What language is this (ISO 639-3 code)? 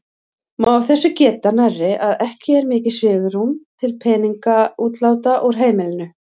isl